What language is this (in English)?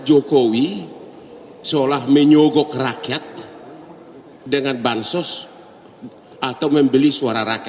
Indonesian